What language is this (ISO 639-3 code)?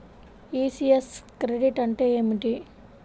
tel